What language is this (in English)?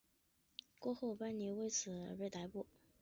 Chinese